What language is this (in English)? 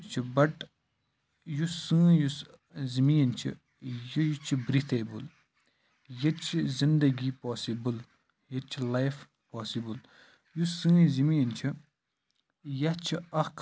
Kashmiri